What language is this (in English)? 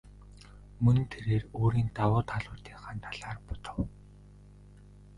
Mongolian